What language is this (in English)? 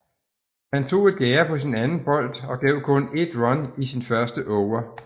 Danish